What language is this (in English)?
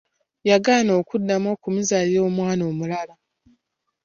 Ganda